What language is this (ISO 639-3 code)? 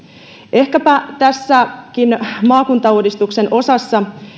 fin